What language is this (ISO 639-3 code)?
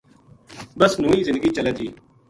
gju